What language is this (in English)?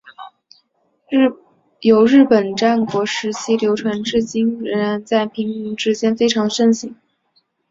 Chinese